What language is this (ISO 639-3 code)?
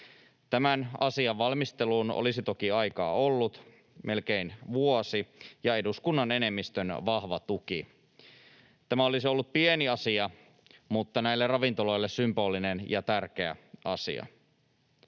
fin